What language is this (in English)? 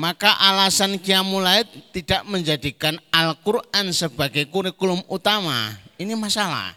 Indonesian